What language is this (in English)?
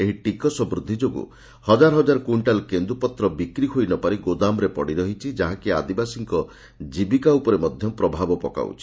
Odia